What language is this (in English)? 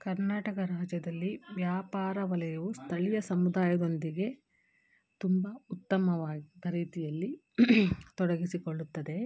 Kannada